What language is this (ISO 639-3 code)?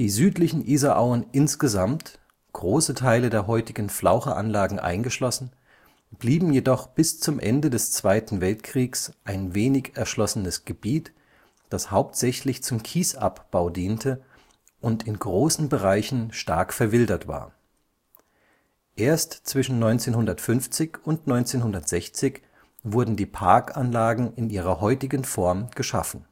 deu